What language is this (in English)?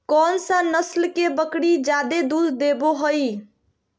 Magahi